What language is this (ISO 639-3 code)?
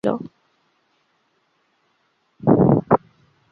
ben